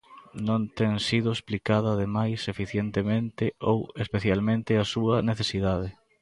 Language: Galician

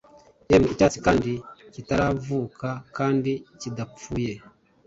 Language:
Kinyarwanda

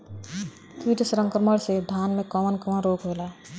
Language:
Bhojpuri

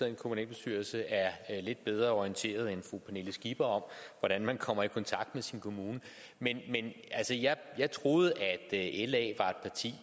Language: Danish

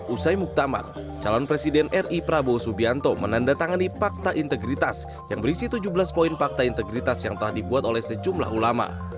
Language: Indonesian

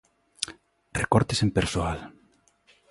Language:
Galician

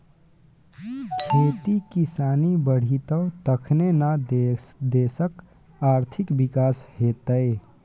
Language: Maithili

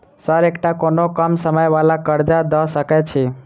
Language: Maithili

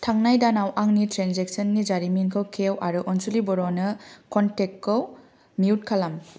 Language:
Bodo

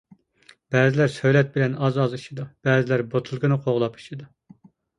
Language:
Uyghur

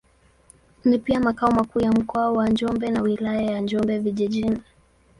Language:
Swahili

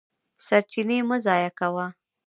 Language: Pashto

